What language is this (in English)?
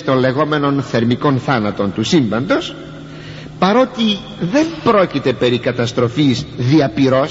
Greek